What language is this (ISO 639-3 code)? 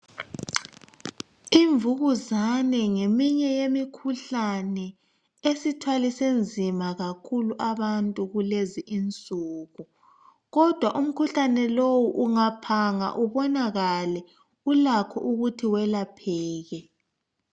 nde